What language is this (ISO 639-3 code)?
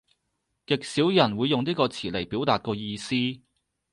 yue